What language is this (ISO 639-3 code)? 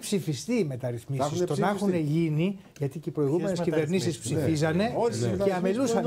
ell